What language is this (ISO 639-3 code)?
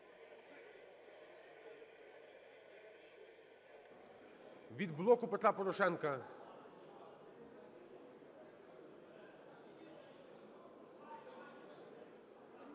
ukr